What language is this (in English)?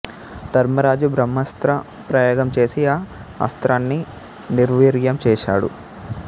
Telugu